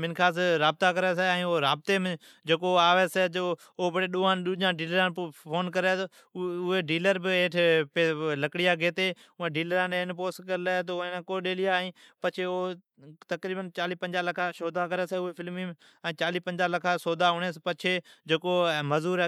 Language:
Od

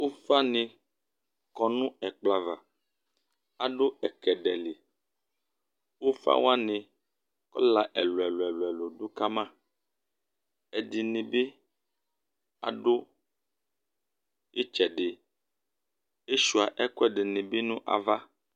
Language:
Ikposo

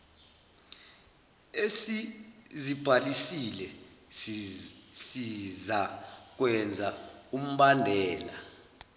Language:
Zulu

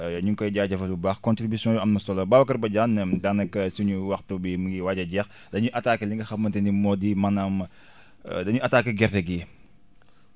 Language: Wolof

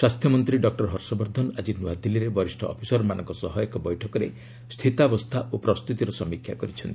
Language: Odia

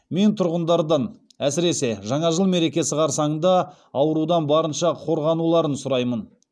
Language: Kazakh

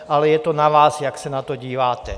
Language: Czech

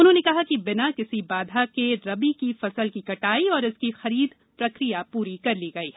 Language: Hindi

